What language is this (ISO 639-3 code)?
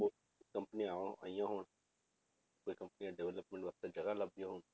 pan